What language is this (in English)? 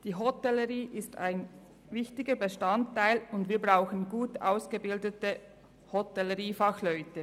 Swiss German